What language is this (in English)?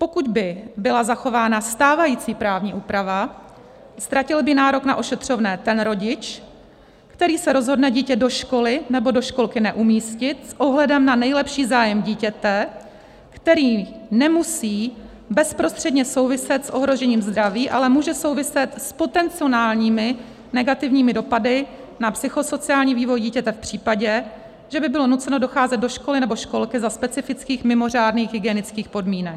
Czech